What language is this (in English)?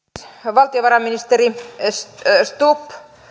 Finnish